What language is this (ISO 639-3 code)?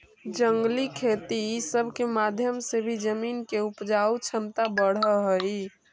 mag